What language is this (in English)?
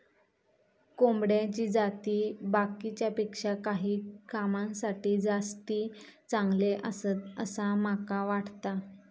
Marathi